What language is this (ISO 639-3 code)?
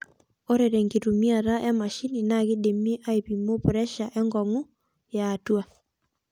mas